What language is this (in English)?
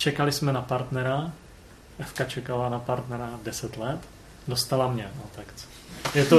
Czech